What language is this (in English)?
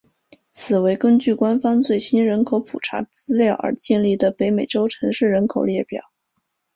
Chinese